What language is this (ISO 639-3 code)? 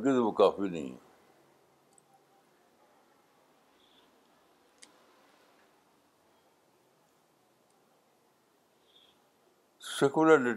urd